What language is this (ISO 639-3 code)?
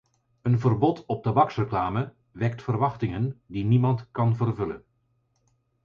nld